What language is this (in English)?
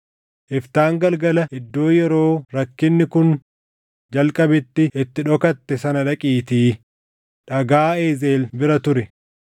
Oromo